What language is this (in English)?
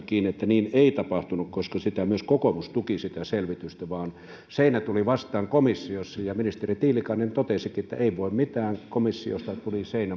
Finnish